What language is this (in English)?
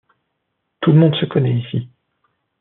French